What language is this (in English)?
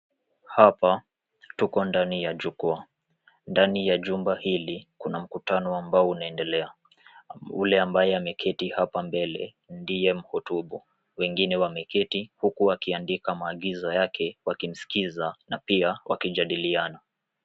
Swahili